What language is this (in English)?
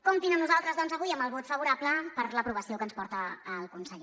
Catalan